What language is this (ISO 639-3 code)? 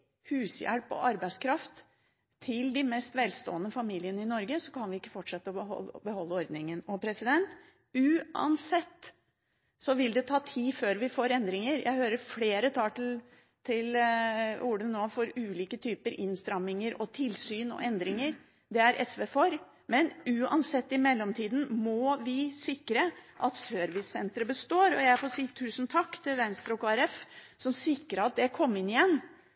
nob